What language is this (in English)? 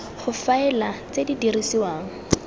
Tswana